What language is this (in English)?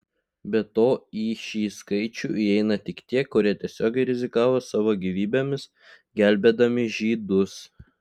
Lithuanian